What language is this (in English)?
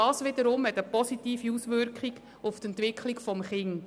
Swiss German